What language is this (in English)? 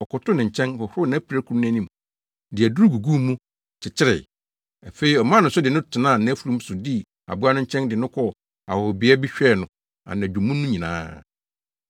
Akan